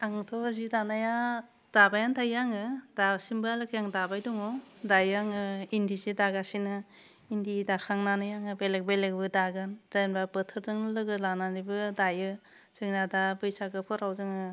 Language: Bodo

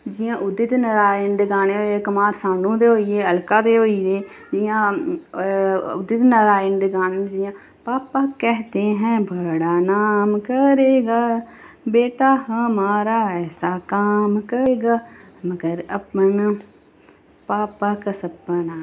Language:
Dogri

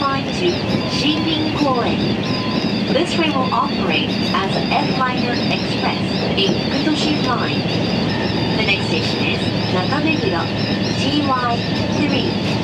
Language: Japanese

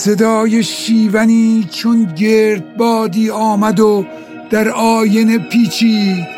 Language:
Persian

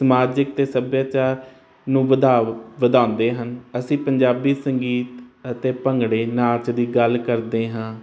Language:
Punjabi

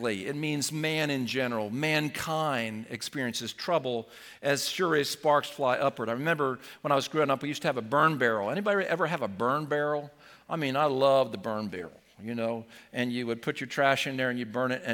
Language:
English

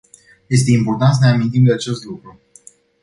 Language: Romanian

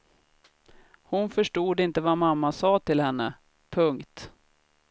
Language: Swedish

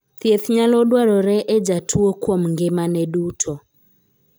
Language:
Luo (Kenya and Tanzania)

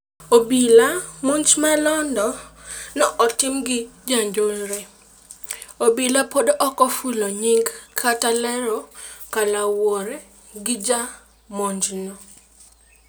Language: Luo (Kenya and Tanzania)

